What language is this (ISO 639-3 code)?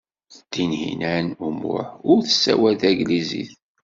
kab